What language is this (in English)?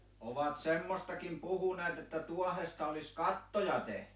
Finnish